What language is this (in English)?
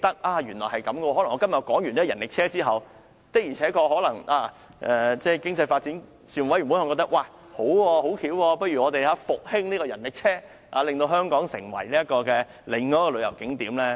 Cantonese